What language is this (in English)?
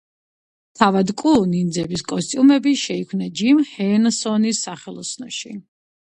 Georgian